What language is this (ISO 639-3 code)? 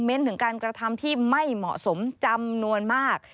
tha